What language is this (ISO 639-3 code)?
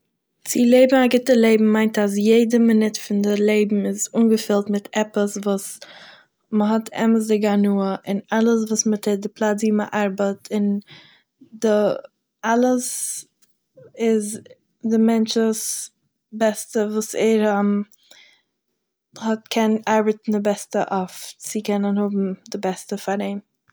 yid